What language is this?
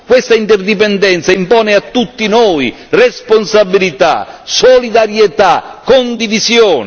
Italian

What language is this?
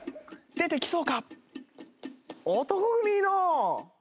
Japanese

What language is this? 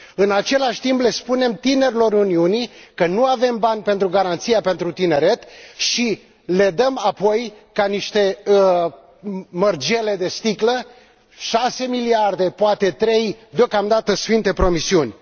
Romanian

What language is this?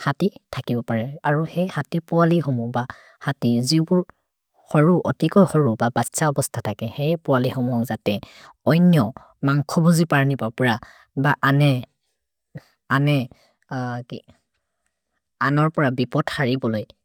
Maria (India)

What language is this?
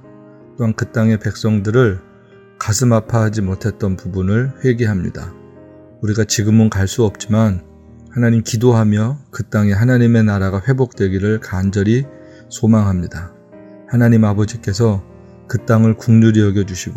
Korean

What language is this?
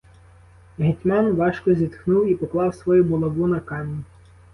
Ukrainian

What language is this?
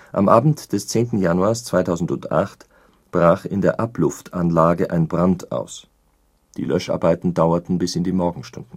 German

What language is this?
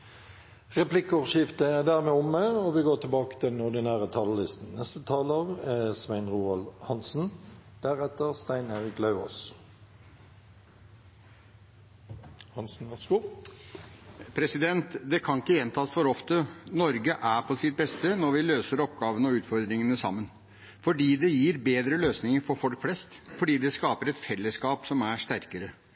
Norwegian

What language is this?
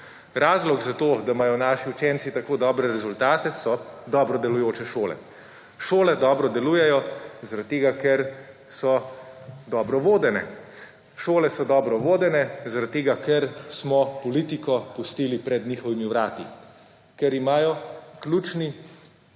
Slovenian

